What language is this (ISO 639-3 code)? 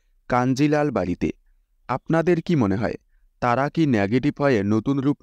kor